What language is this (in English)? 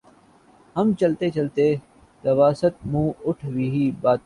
Urdu